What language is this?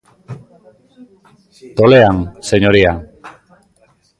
Galician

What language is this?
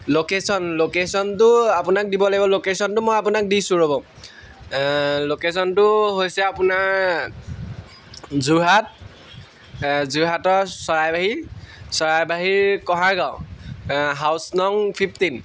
Assamese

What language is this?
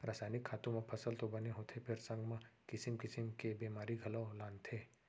Chhattisgarhi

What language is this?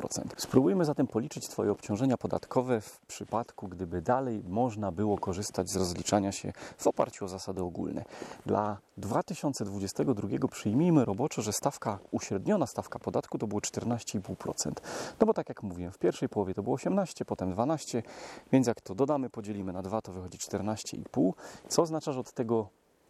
Polish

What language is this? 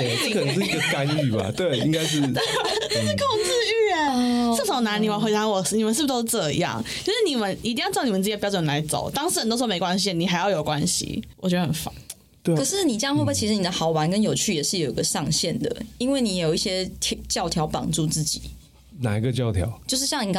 Chinese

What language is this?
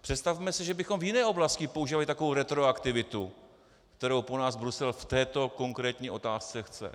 Czech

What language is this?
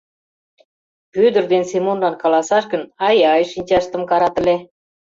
Mari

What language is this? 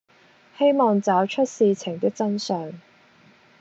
Cantonese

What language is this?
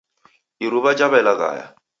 Taita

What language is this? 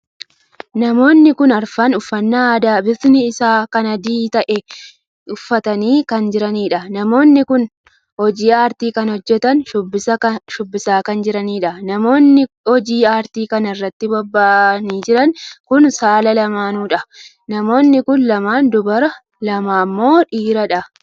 Oromo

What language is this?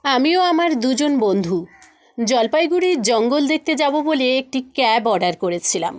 Bangla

